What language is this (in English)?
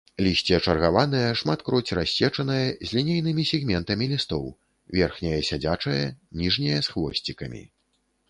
Belarusian